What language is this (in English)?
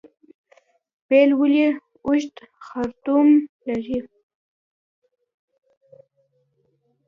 Pashto